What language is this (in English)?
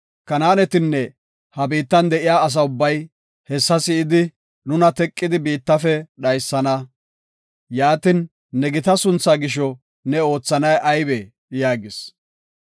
Gofa